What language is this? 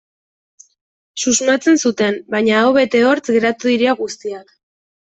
Basque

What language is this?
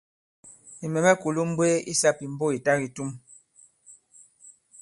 Bankon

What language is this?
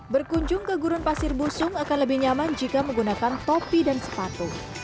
Indonesian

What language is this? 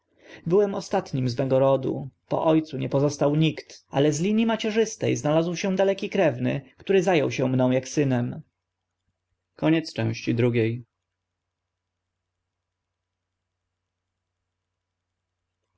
Polish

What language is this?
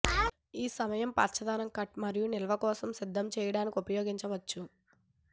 Telugu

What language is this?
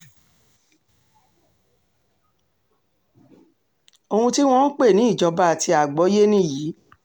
Yoruba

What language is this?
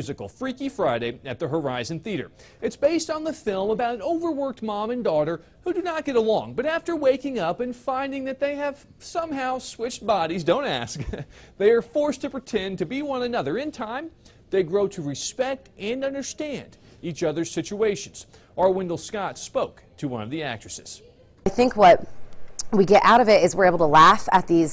English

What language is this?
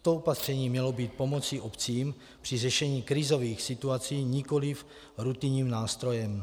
Czech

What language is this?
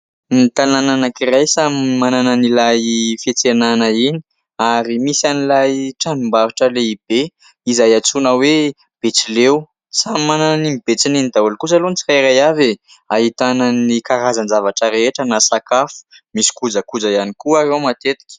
Malagasy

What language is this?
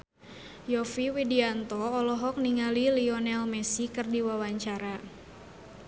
Sundanese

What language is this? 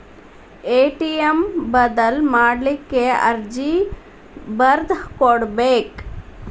Kannada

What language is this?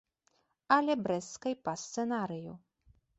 Belarusian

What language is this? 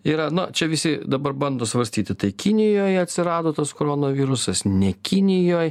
Lithuanian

